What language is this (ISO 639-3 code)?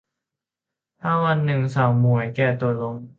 tha